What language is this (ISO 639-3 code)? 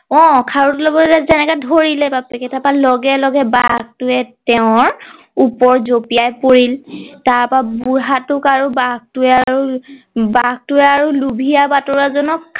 asm